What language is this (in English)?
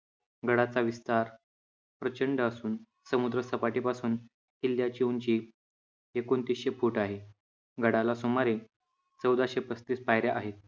Marathi